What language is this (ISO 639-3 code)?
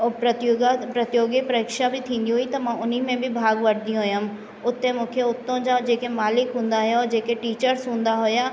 snd